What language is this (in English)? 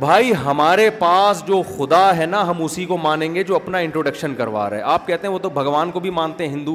Urdu